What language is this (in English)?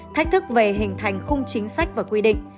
Vietnamese